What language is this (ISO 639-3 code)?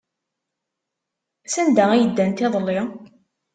kab